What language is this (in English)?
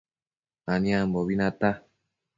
Matsés